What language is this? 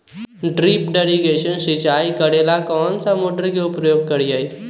Magahi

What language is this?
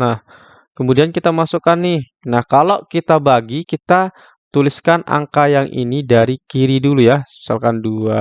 Indonesian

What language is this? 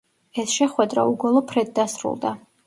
Georgian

